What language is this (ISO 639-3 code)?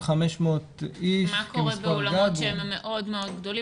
heb